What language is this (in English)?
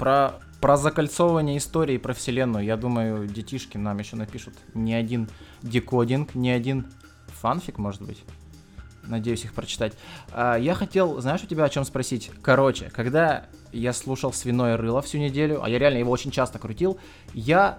Russian